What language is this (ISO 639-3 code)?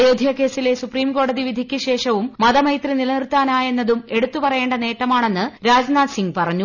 mal